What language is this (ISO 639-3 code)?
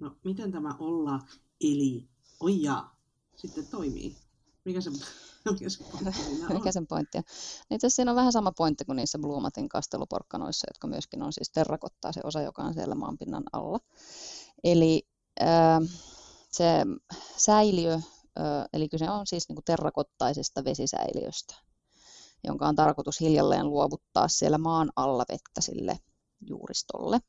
fin